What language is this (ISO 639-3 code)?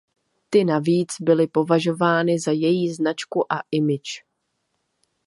ces